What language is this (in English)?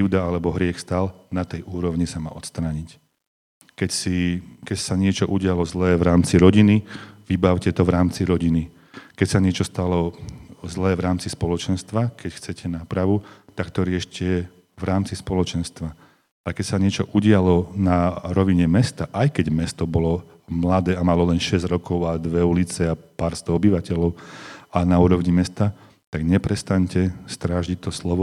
Slovak